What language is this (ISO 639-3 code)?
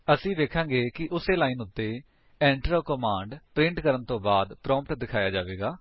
pan